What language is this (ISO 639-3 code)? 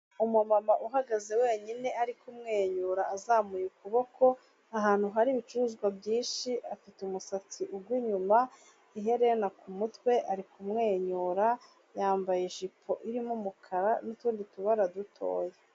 kin